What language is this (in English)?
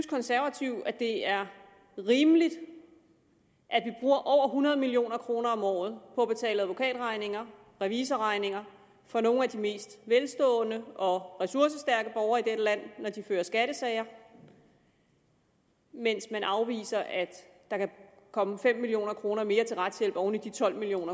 Danish